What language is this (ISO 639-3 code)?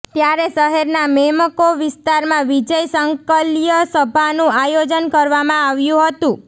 guj